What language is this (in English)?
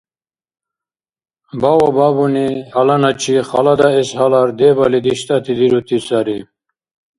Dargwa